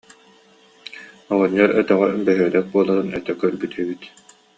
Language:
Yakut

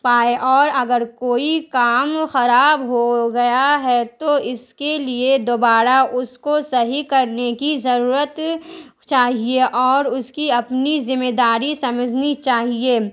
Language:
Urdu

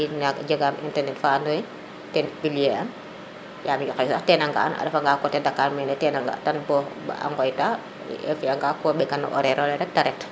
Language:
Serer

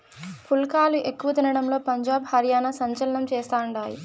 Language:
Telugu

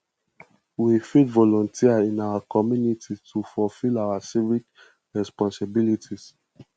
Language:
Nigerian Pidgin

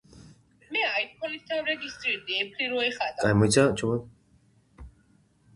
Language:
Georgian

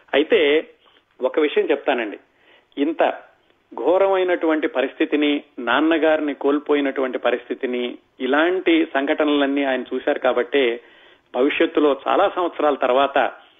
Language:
Telugu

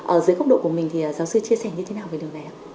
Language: Vietnamese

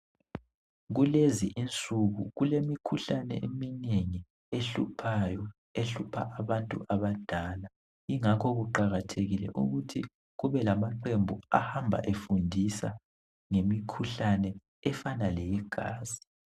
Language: North Ndebele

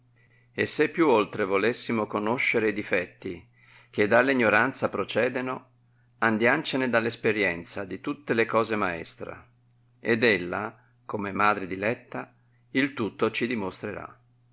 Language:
Italian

